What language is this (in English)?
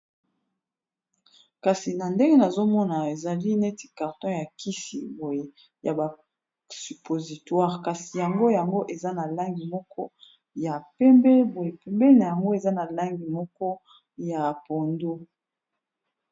Lingala